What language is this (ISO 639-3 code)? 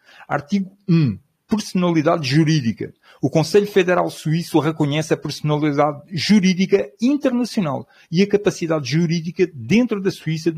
por